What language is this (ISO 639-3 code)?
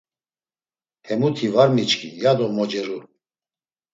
lzz